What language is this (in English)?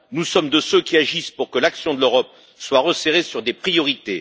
French